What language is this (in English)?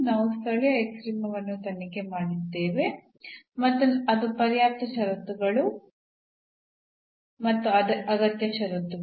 Kannada